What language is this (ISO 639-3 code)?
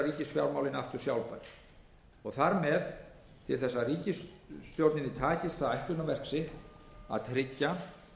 isl